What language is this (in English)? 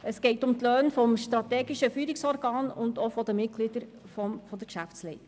Swiss German